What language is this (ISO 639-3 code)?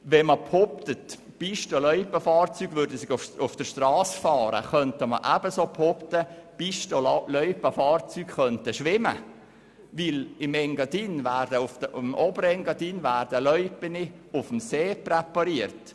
gsw